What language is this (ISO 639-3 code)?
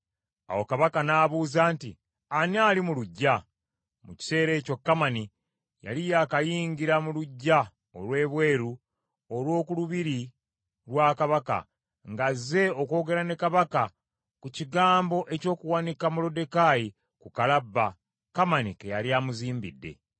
lug